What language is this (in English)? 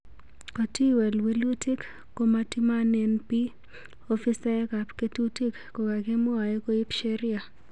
Kalenjin